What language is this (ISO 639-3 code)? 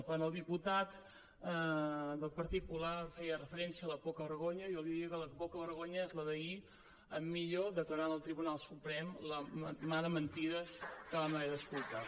cat